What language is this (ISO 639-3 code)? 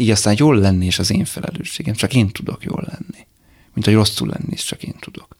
hun